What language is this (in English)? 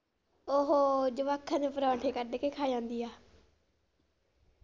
Punjabi